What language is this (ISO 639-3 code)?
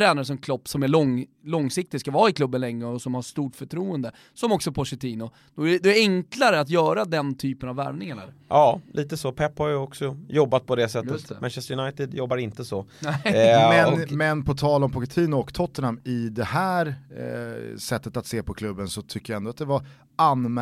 swe